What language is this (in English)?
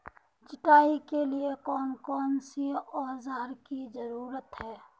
Magahi